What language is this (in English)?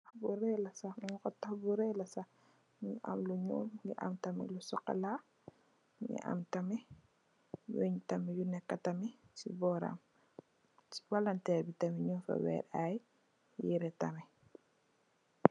Wolof